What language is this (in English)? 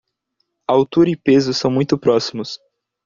Portuguese